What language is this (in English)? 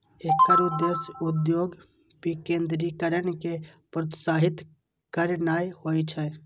Maithili